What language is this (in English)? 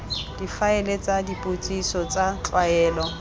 Tswana